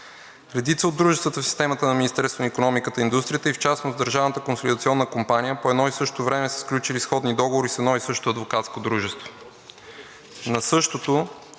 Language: Bulgarian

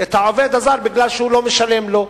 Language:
Hebrew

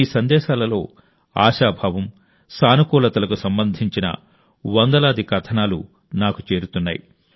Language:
Telugu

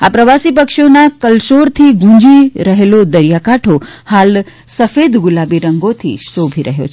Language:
Gujarati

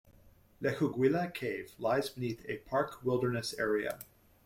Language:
English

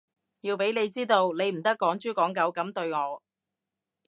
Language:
Cantonese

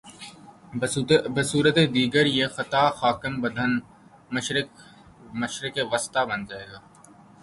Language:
Urdu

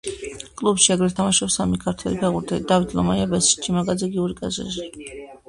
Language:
Georgian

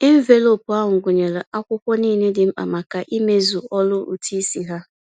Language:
Igbo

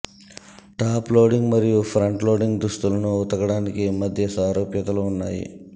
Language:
Telugu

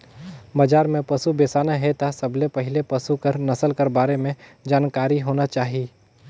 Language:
Chhattisgarhi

